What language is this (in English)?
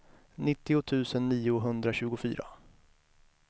Swedish